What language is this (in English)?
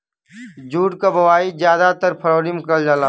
Bhojpuri